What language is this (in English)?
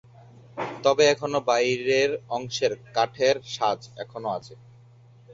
Bangla